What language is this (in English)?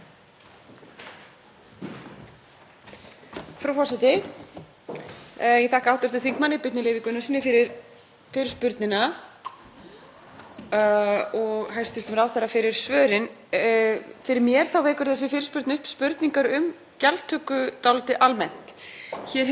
Icelandic